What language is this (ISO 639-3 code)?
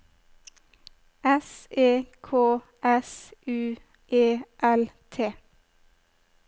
nor